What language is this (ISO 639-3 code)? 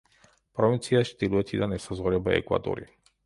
kat